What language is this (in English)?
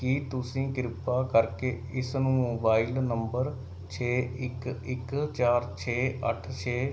Punjabi